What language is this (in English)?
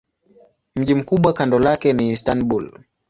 Swahili